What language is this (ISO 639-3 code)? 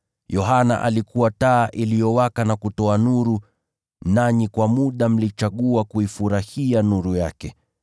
swa